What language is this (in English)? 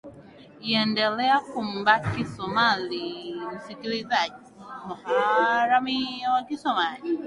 Swahili